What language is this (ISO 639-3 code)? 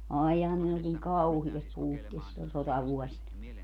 fin